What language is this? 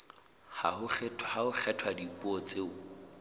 Southern Sotho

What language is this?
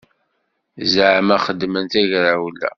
Kabyle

